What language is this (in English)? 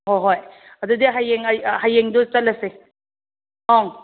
Manipuri